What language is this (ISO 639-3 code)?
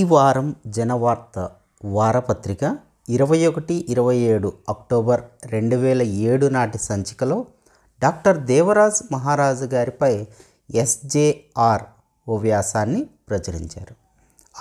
tel